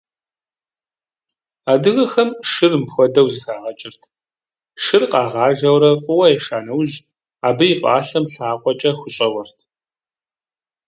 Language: Kabardian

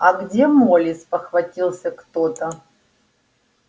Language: Russian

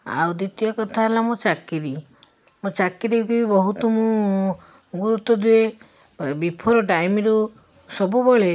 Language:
Odia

